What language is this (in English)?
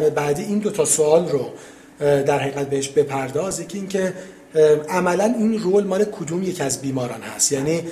Persian